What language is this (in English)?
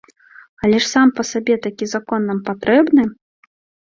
Belarusian